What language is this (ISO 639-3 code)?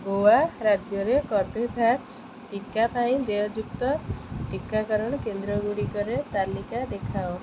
ori